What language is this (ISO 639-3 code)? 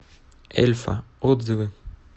rus